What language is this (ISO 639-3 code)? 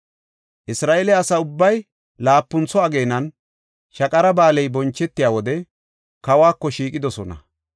gof